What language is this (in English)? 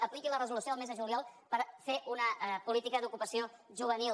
Catalan